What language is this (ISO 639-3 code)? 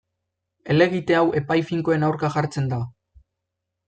eus